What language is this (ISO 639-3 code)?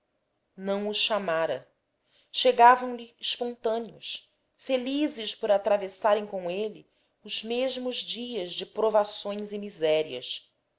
por